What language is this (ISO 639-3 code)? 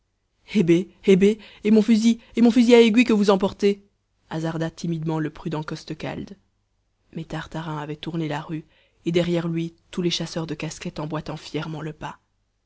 fra